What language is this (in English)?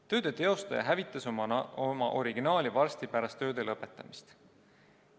Estonian